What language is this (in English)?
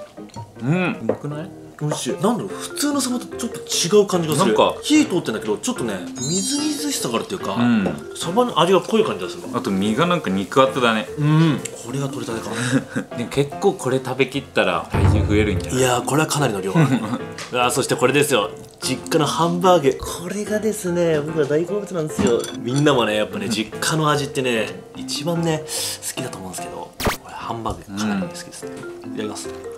Japanese